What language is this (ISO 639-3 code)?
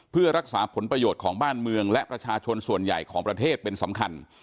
tha